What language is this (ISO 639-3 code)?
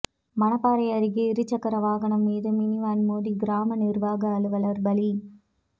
tam